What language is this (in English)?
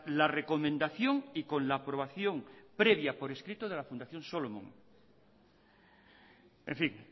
Spanish